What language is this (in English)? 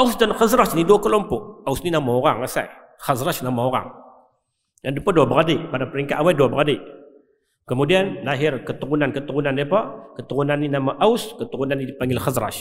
Malay